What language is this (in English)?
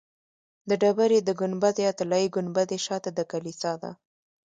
Pashto